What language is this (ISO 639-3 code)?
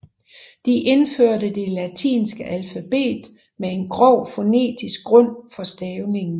dan